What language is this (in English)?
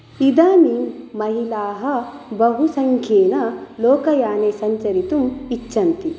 Sanskrit